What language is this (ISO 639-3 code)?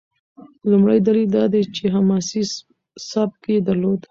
pus